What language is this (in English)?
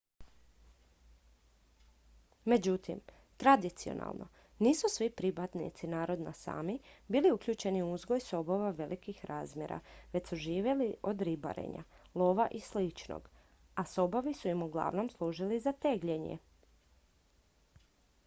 Croatian